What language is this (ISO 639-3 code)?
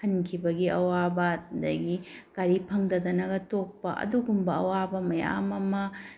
mni